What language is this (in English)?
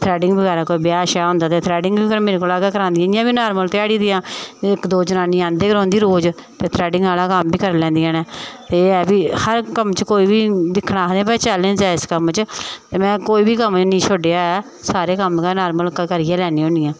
Dogri